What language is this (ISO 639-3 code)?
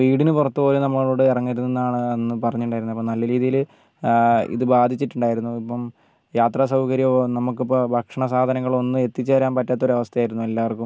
mal